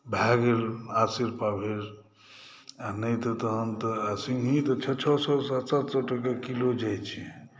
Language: Maithili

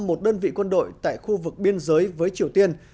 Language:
Vietnamese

